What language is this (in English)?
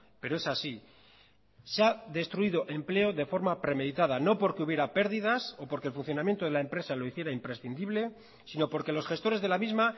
Spanish